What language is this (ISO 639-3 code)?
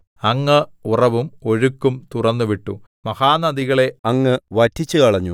mal